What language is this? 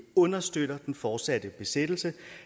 Danish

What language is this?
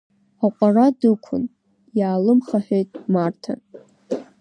Abkhazian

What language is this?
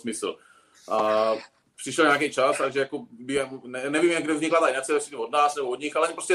Czech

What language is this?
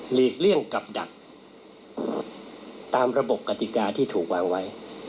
Thai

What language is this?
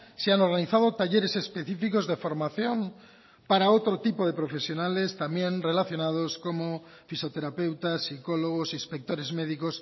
Spanish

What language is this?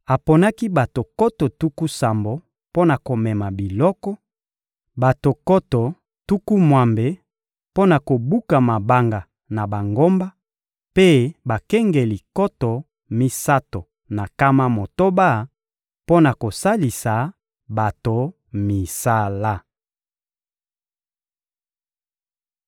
Lingala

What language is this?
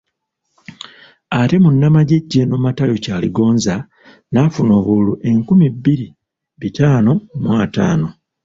Ganda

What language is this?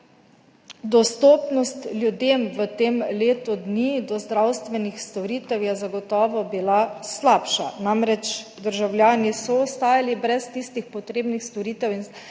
Slovenian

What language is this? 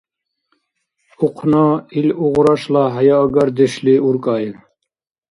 Dargwa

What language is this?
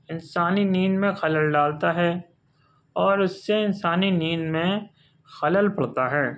Urdu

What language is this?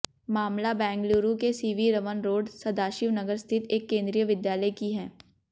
Hindi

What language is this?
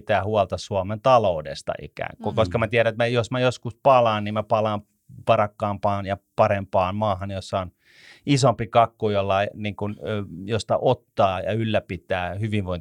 Finnish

